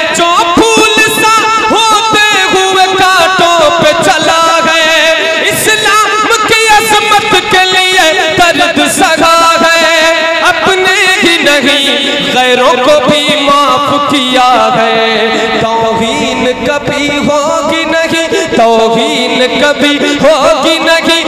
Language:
Arabic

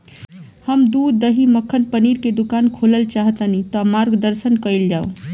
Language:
Bhojpuri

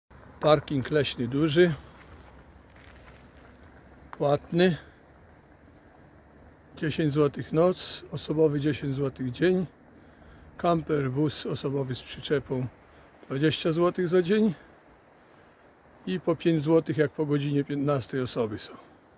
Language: Polish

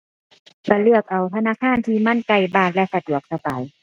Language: Thai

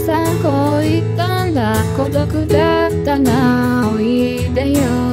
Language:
Japanese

